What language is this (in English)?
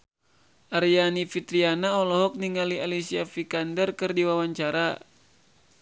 Sundanese